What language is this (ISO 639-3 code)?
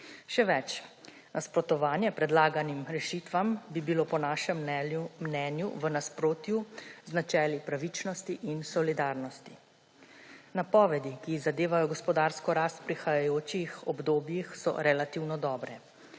slv